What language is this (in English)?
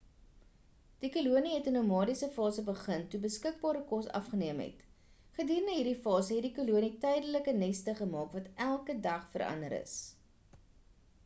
Afrikaans